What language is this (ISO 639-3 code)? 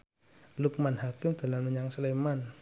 jav